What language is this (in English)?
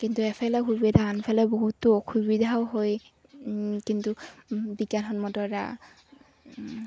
Assamese